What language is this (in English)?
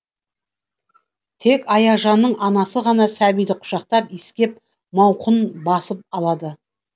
Kazakh